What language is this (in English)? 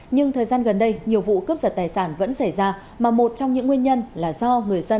Vietnamese